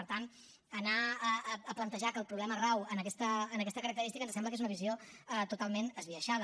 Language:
Catalan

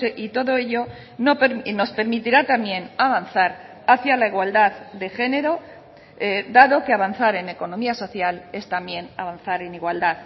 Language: Spanish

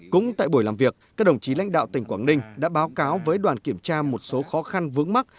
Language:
Vietnamese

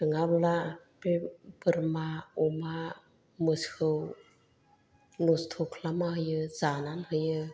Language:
Bodo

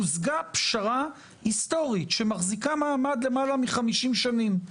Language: Hebrew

